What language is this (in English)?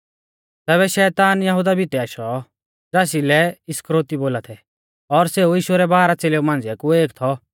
Mahasu Pahari